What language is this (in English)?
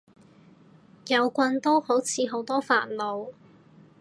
Cantonese